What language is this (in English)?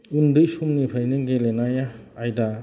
Bodo